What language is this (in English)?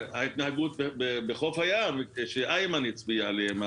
Hebrew